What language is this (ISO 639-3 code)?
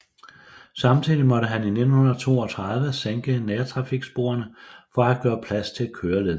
dan